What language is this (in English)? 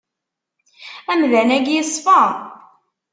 Kabyle